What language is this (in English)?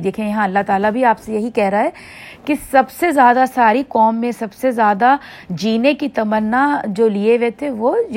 Urdu